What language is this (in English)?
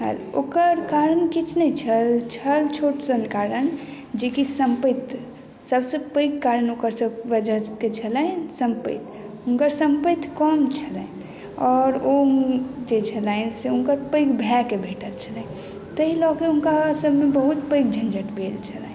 Maithili